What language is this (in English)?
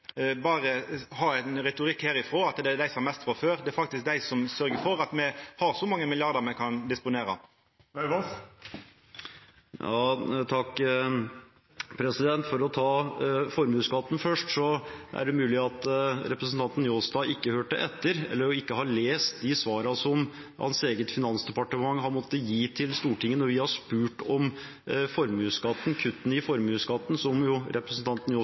Norwegian